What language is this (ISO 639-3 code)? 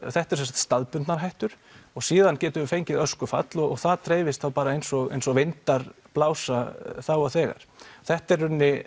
isl